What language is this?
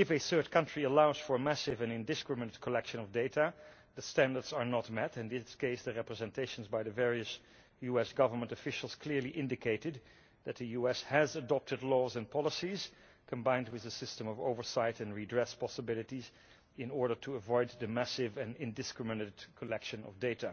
English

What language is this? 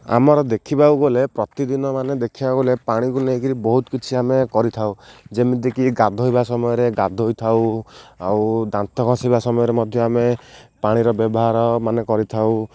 Odia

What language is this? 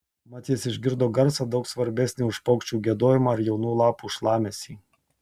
Lithuanian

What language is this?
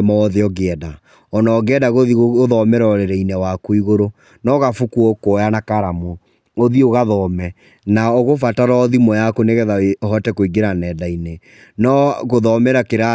Kikuyu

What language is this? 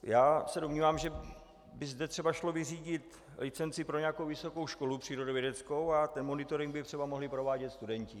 Czech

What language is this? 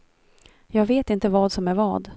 Swedish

